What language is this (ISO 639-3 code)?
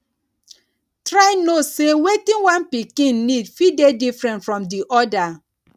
pcm